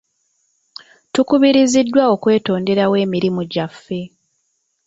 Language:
Ganda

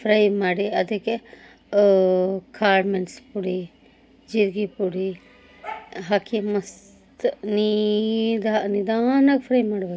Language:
Kannada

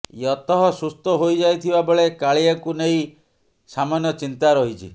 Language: Odia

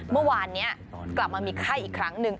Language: Thai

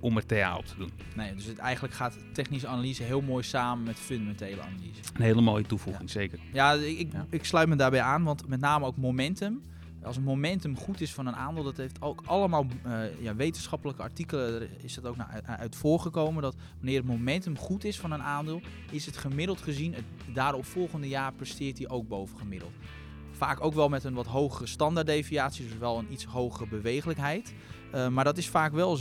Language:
Dutch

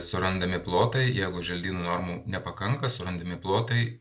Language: Lithuanian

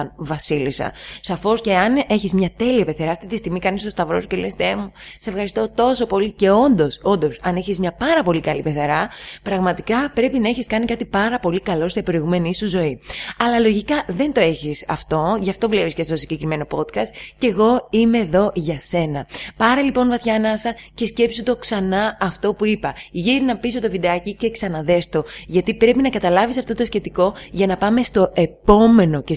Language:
Greek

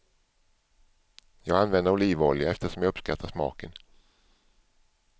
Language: Swedish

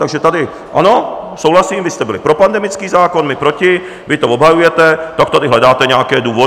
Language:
Czech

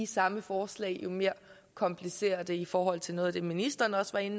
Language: Danish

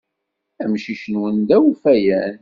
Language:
Kabyle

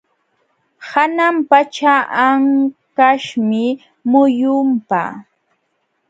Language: Jauja Wanca Quechua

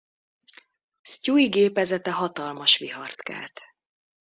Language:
Hungarian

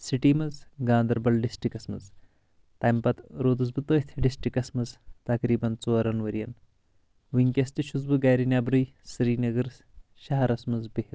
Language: Kashmiri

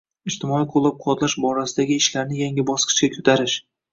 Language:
Uzbek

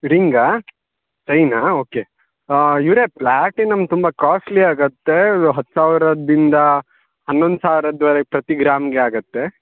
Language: Kannada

